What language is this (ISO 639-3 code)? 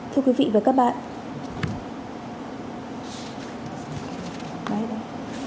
vie